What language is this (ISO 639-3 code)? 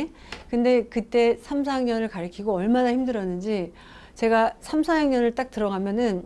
kor